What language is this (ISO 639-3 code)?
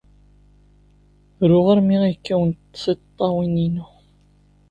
kab